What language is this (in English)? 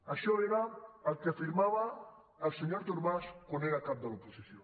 Catalan